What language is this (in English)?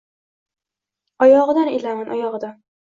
Uzbek